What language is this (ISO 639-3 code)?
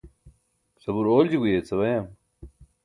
bsk